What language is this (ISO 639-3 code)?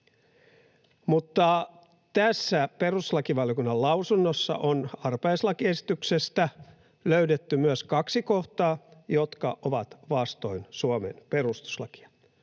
fin